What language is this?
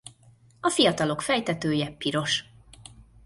Hungarian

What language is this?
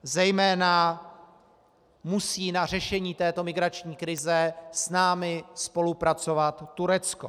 Czech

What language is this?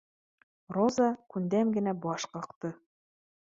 Bashkir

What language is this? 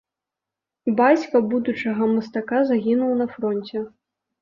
Belarusian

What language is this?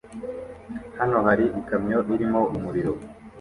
Kinyarwanda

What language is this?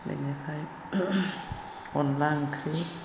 Bodo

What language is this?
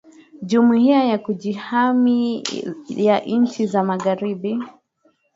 Swahili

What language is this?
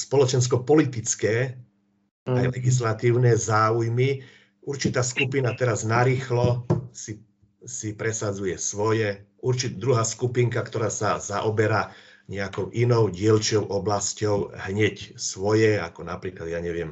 Slovak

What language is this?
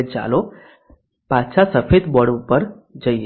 Gujarati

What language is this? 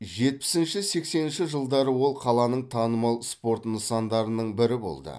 Kazakh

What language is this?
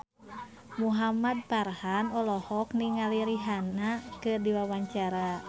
Sundanese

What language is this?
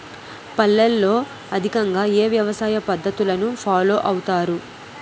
Telugu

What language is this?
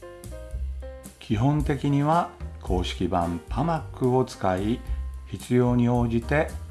Japanese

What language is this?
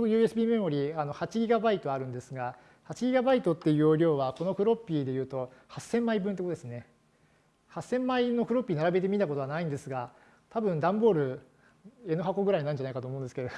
Japanese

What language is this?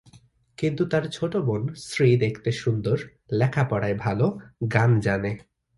Bangla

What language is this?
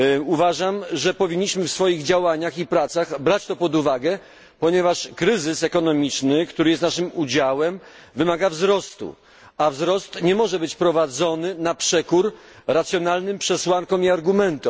Polish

